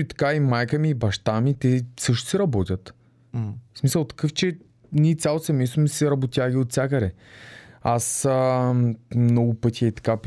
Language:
Bulgarian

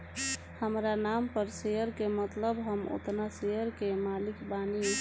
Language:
Bhojpuri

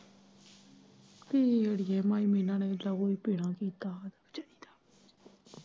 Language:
Punjabi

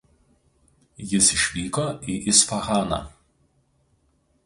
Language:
Lithuanian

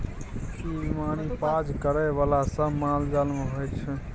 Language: Maithili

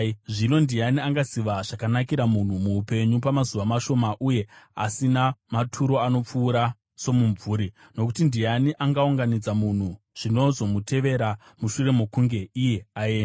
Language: Shona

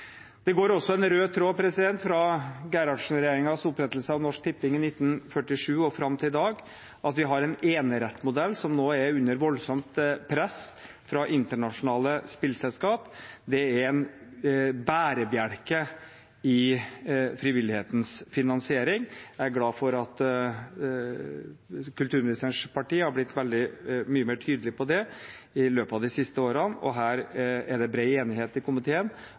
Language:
Norwegian Bokmål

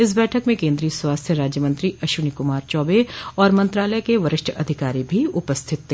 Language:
Hindi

